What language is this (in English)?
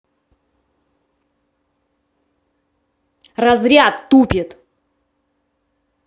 Russian